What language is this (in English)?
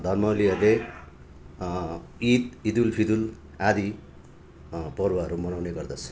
Nepali